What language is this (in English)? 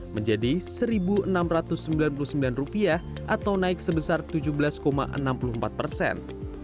Indonesian